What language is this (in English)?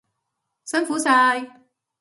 Cantonese